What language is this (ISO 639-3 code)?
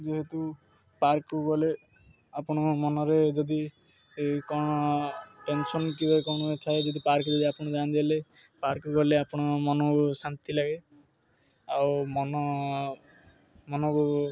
ori